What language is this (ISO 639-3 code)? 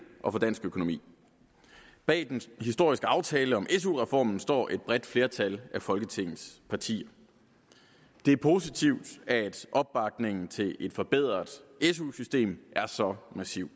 dan